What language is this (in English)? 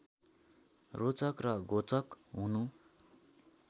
Nepali